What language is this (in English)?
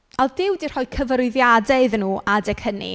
Welsh